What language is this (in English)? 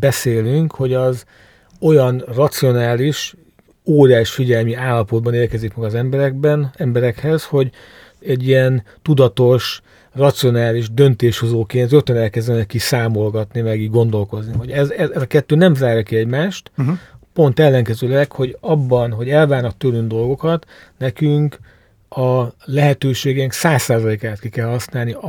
Hungarian